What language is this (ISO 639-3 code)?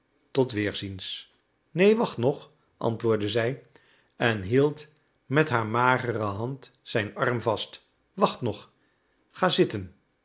nld